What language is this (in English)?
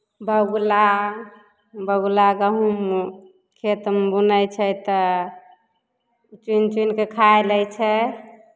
Maithili